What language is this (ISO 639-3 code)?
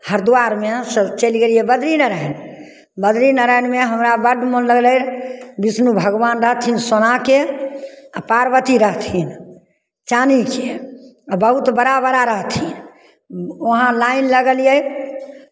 mai